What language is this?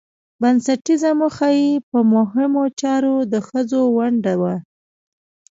Pashto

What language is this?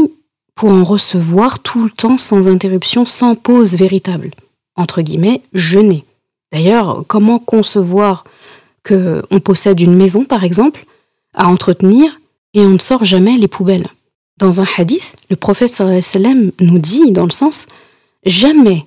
French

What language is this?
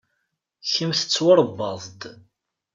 Kabyle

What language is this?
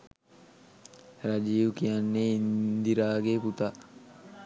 Sinhala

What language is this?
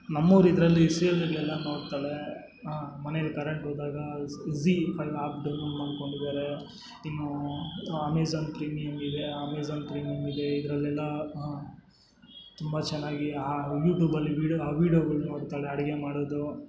Kannada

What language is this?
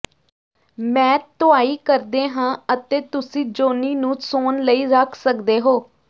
Punjabi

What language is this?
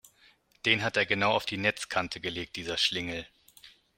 German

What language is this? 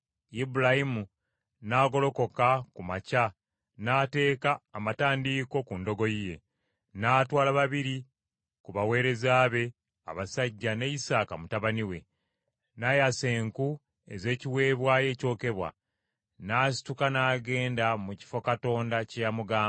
Ganda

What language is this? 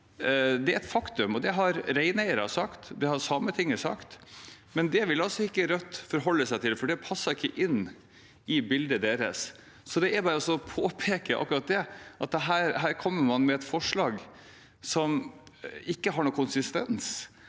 Norwegian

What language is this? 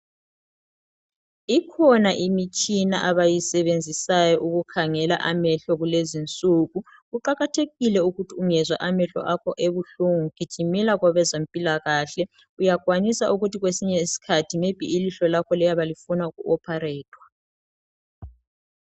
North Ndebele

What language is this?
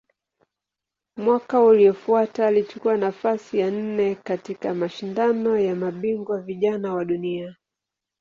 Swahili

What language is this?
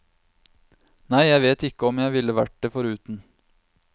Norwegian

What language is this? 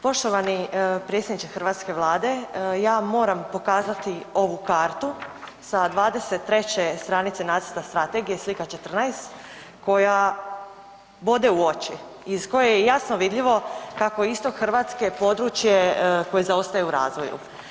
Croatian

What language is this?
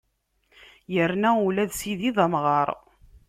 Kabyle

